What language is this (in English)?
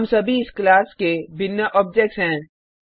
Hindi